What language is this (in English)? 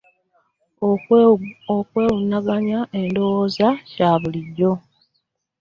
Ganda